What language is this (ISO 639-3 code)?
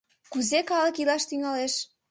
chm